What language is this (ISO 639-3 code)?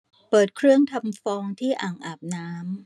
tha